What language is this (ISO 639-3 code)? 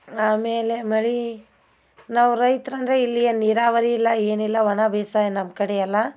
kan